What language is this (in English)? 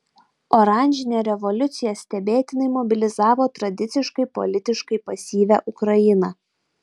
Lithuanian